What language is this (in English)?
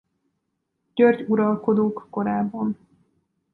Hungarian